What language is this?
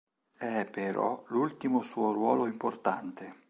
Italian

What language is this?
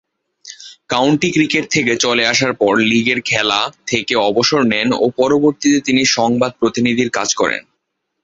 Bangla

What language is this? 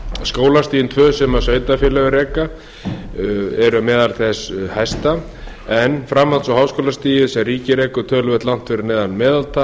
Icelandic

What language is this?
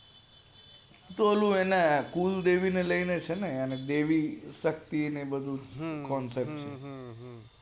Gujarati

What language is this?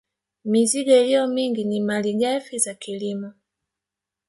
Swahili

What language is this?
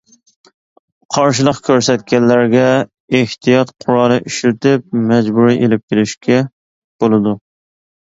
Uyghur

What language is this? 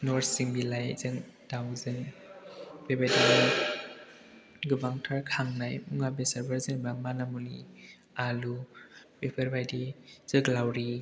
Bodo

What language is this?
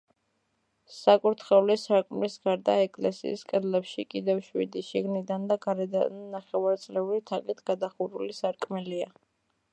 Georgian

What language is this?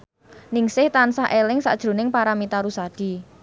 Javanese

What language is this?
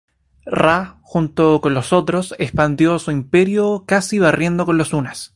Spanish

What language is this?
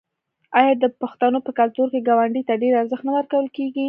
Pashto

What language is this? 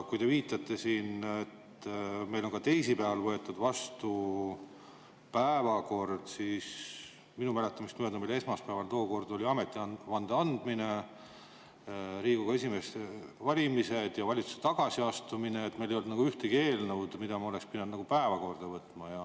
Estonian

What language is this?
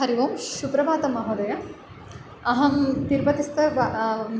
Sanskrit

